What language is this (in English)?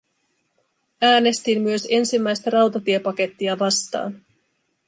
Finnish